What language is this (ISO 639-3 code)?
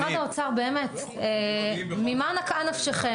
heb